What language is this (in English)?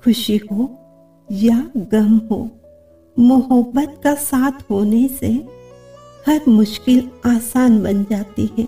Hindi